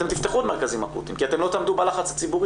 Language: Hebrew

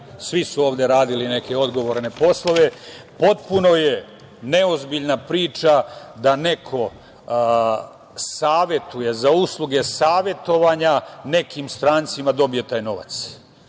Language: Serbian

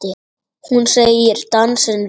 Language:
Icelandic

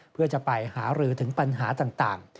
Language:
Thai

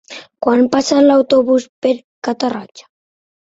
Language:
Catalan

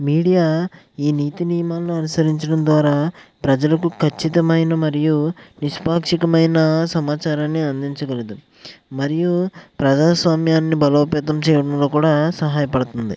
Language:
Telugu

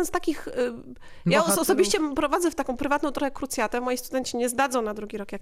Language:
Polish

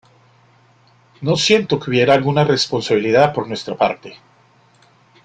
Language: Spanish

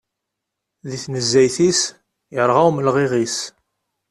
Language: Kabyle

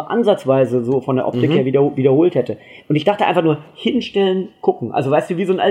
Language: German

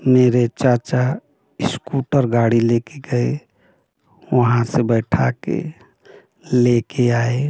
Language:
Hindi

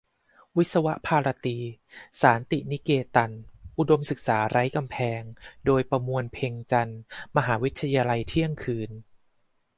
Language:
Thai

